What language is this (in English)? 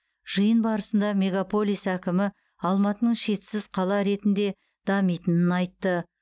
Kazakh